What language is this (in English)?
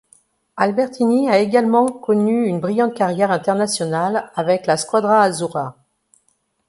French